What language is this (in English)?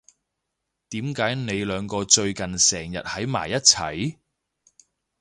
Cantonese